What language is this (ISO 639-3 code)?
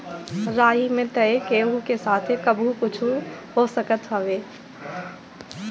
bho